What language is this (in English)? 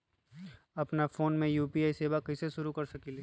Magahi